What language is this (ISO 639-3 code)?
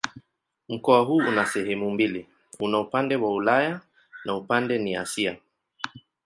swa